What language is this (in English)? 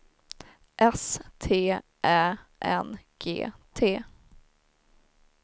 Swedish